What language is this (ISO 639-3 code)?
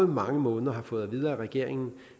dan